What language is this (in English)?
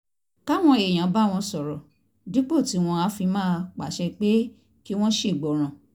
Yoruba